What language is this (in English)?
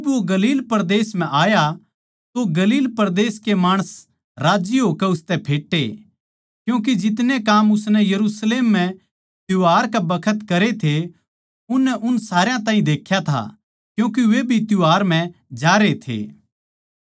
Haryanvi